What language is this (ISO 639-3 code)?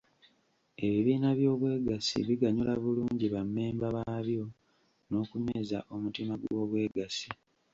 lug